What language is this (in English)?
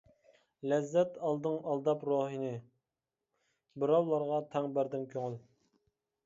Uyghur